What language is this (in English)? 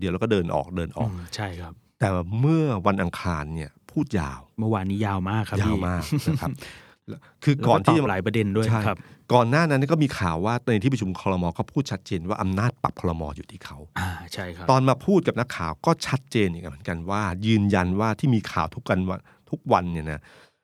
Thai